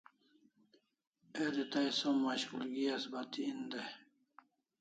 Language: Kalasha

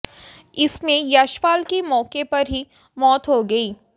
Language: Hindi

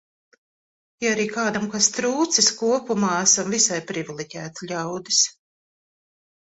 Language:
Latvian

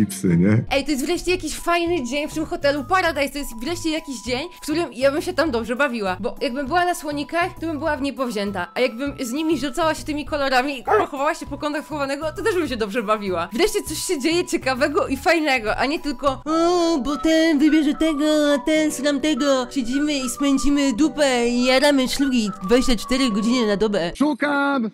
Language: Polish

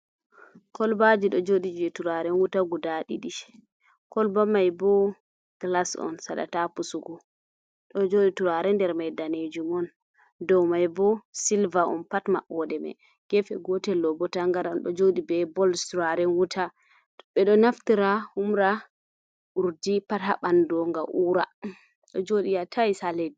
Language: Fula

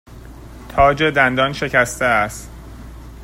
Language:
Persian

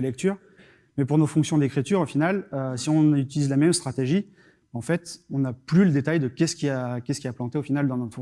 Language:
French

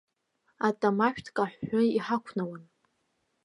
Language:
Abkhazian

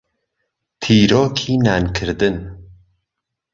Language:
Central Kurdish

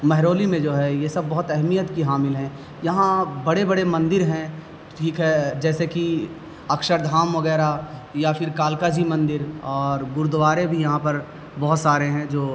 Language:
Urdu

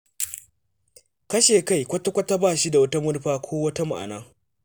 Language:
Hausa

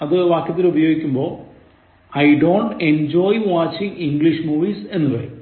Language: Malayalam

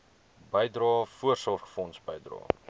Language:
Afrikaans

